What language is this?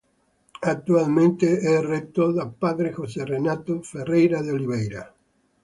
Italian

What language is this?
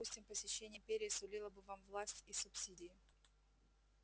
Russian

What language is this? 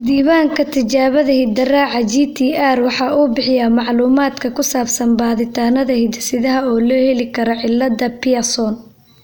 Somali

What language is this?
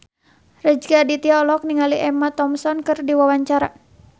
Sundanese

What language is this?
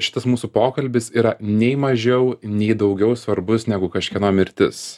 Lithuanian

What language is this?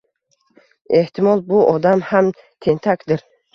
Uzbek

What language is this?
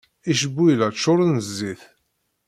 Kabyle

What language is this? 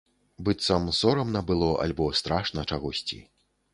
Belarusian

